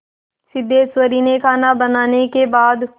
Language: Hindi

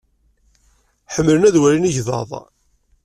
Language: Kabyle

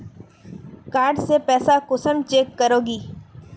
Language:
Magahi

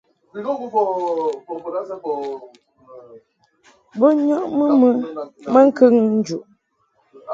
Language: Mungaka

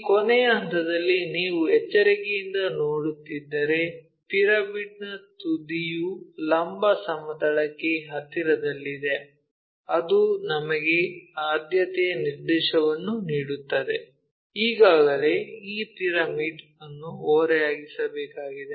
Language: Kannada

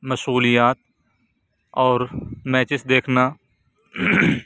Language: Urdu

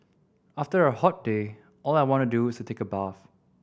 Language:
English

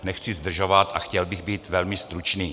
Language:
Czech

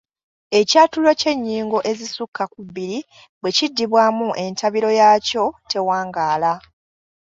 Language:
Ganda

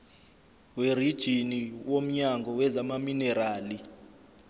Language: Zulu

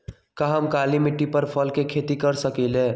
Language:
Magahi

